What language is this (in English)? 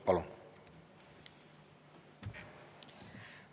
Estonian